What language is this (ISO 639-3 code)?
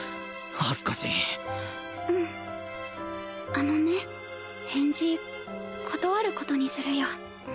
jpn